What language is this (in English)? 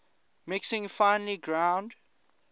English